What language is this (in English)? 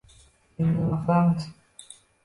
Uzbek